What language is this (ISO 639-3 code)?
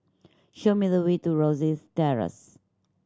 eng